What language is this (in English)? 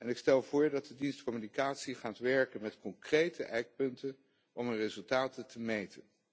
Dutch